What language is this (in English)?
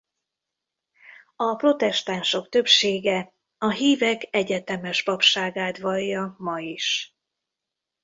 Hungarian